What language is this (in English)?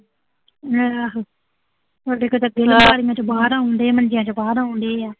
Punjabi